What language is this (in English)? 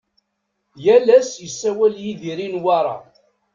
Kabyle